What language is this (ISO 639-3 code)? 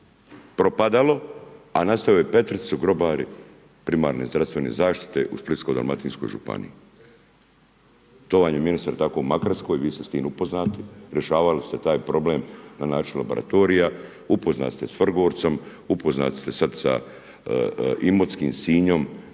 hrv